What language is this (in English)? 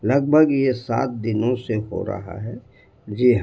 Urdu